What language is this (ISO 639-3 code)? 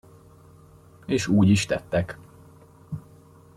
hun